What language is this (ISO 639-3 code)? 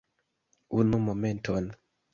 epo